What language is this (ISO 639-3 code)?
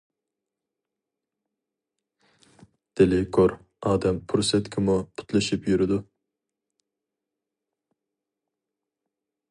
uig